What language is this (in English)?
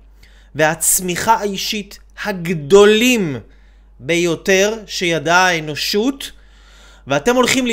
Hebrew